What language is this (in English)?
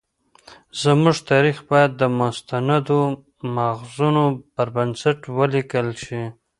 Pashto